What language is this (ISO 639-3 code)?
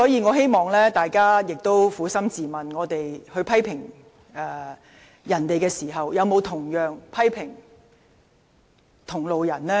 yue